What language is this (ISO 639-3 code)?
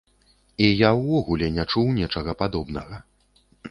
bel